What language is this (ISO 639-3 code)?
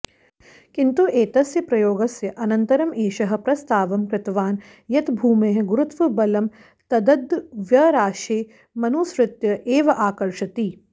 san